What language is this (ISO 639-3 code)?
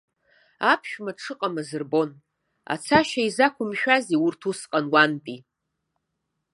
abk